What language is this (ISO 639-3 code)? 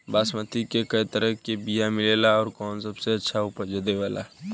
bho